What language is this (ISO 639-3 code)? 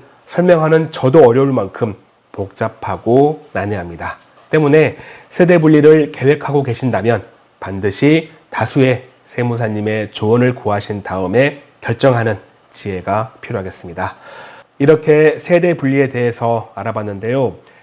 kor